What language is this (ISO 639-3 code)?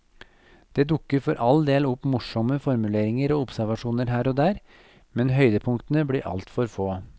nor